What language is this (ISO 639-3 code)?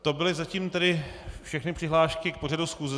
ces